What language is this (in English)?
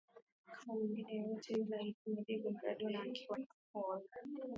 Swahili